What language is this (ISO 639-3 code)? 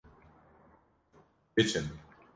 kur